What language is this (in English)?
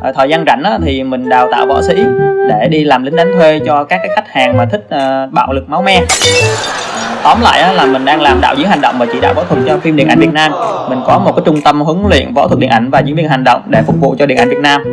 Vietnamese